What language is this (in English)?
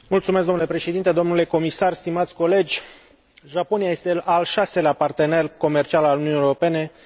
Romanian